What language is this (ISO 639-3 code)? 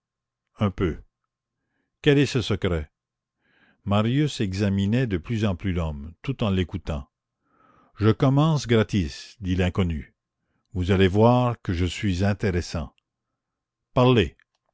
fra